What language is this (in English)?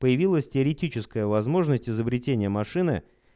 Russian